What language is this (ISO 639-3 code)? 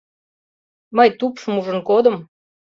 chm